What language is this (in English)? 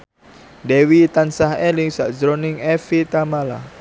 Javanese